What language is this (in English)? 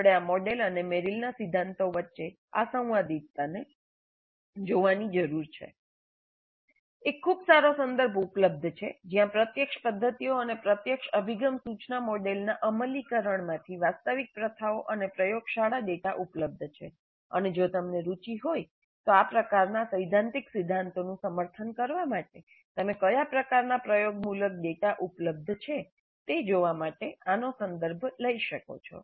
Gujarati